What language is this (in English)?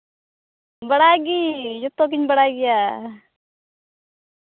Santali